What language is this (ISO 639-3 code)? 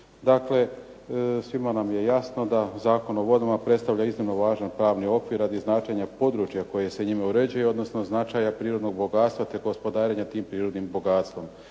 hrv